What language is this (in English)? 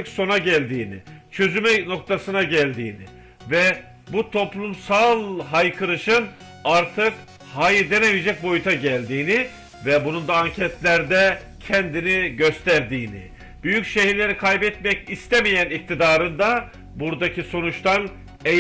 Turkish